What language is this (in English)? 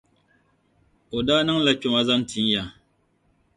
Dagbani